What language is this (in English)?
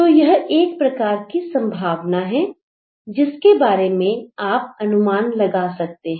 Hindi